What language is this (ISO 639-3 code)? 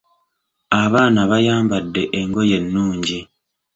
lug